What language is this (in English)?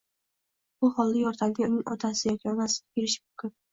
Uzbek